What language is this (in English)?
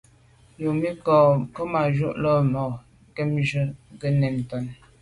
Medumba